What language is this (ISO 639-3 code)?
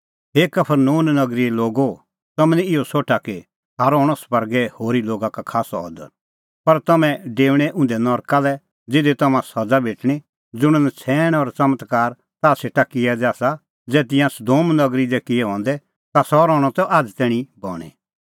kfx